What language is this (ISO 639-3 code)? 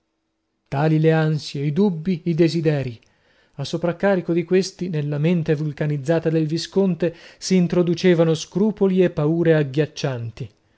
ita